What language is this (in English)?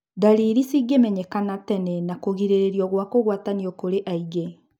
Kikuyu